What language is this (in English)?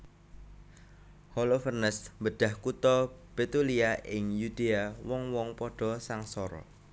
Javanese